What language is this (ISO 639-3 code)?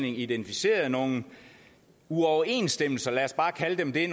dan